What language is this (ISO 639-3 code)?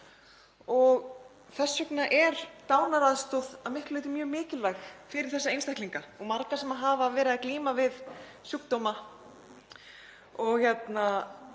isl